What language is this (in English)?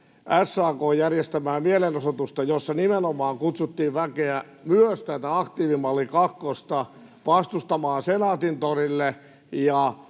Finnish